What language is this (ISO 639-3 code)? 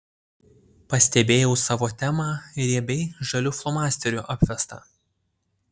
lit